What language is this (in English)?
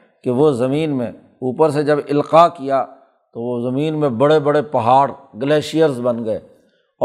Urdu